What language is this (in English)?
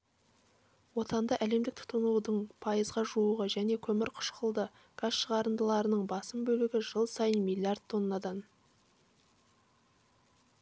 Kazakh